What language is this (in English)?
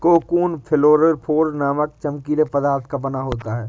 Hindi